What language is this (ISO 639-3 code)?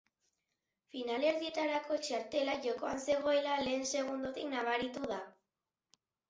eus